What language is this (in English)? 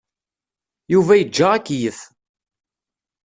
Kabyle